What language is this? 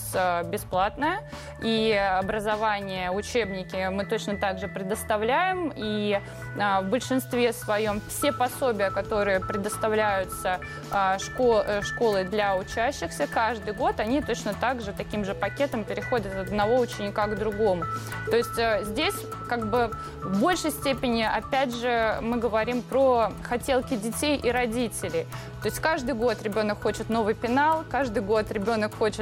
Russian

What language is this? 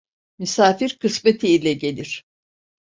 Turkish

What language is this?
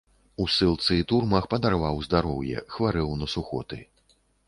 Belarusian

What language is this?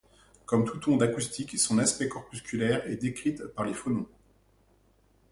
French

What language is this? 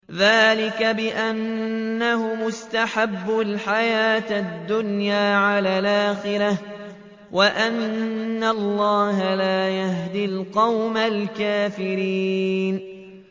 Arabic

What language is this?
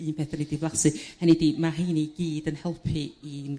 Welsh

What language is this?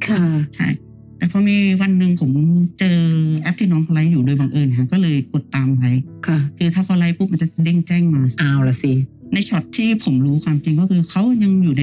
Thai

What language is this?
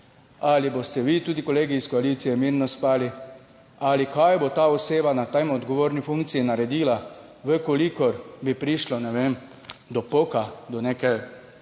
Slovenian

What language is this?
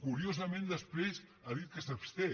Catalan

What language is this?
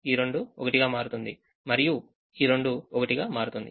Telugu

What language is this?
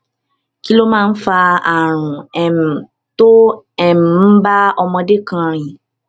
Yoruba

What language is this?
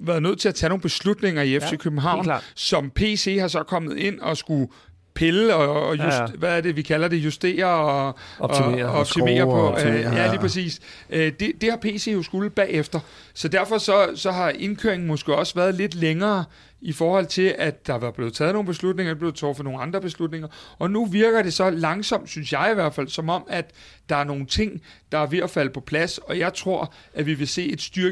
Danish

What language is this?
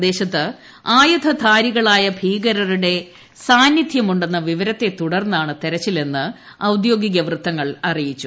Malayalam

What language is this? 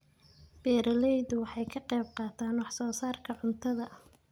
Somali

